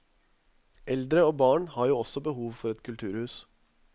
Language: Norwegian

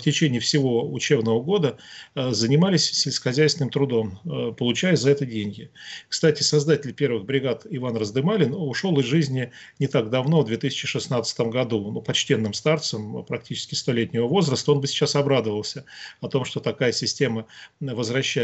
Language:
Russian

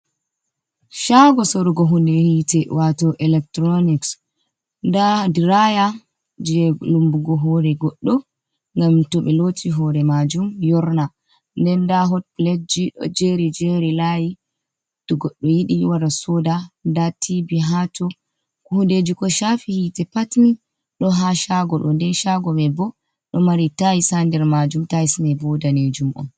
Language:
Fula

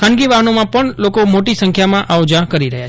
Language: Gujarati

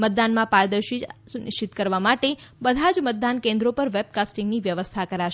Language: Gujarati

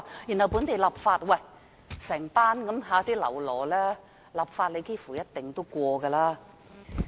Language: Cantonese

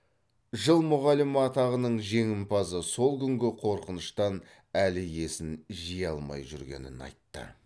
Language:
Kazakh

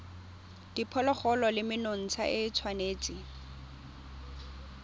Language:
Tswana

